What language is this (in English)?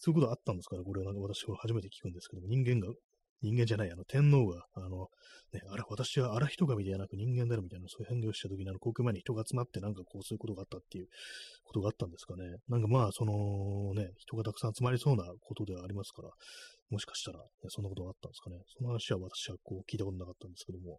Japanese